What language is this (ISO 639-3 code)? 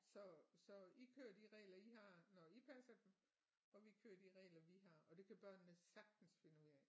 dan